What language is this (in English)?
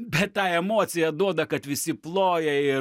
Lithuanian